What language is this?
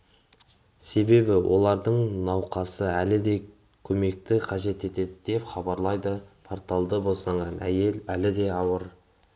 Kazakh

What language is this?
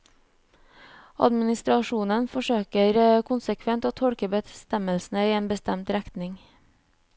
Norwegian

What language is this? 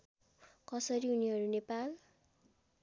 Nepali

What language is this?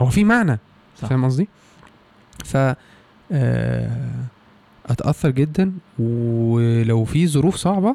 Arabic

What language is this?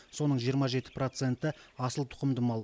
Kazakh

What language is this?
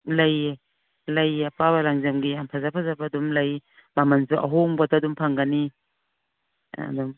Manipuri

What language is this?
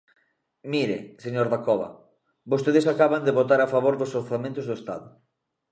Galician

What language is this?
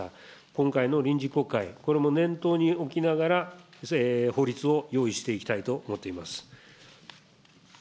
Japanese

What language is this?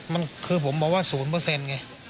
Thai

